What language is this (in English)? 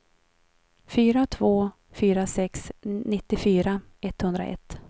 Swedish